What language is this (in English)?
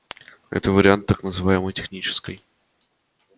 Russian